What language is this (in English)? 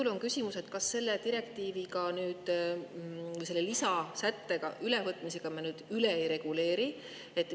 Estonian